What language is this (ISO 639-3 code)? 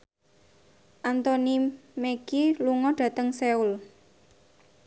jav